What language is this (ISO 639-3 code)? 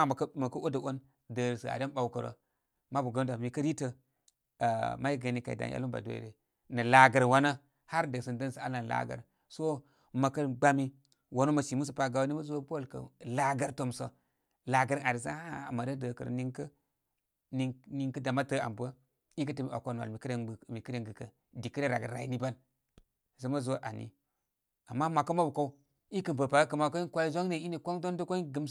kmy